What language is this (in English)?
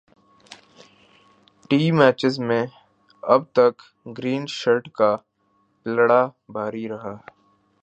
Urdu